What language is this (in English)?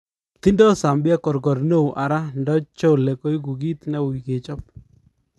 Kalenjin